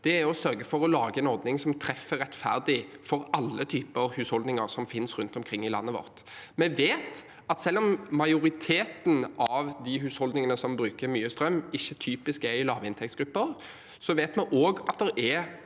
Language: Norwegian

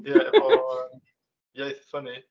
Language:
Welsh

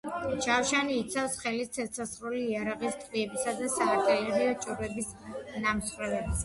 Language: Georgian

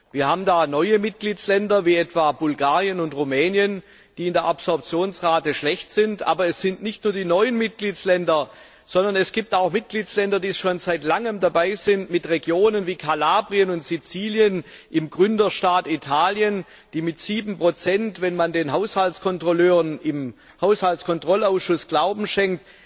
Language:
German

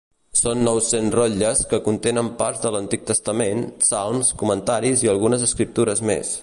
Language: Catalan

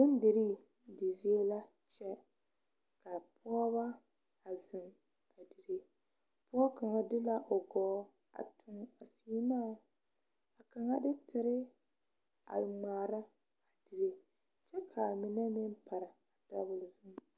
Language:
Southern Dagaare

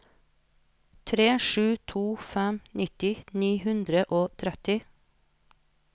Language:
Norwegian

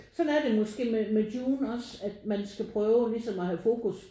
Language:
Danish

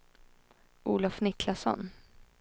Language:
Swedish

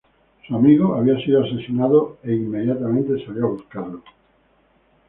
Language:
Spanish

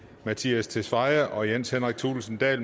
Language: Danish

